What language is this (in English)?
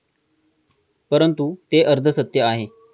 Marathi